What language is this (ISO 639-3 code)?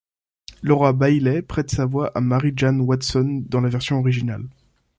fra